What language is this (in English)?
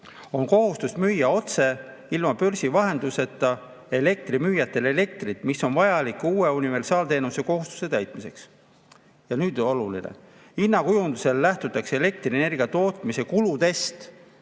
Estonian